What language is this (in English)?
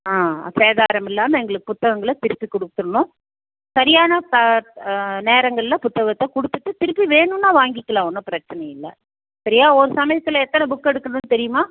Tamil